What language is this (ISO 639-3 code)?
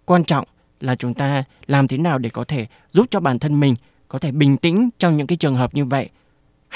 vie